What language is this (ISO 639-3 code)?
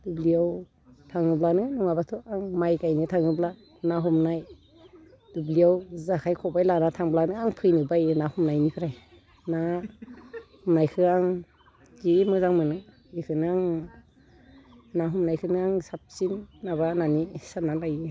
brx